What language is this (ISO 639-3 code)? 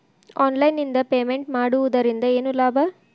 kan